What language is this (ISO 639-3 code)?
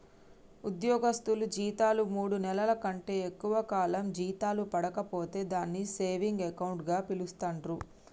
tel